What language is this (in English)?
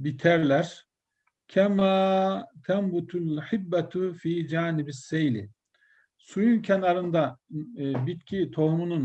Turkish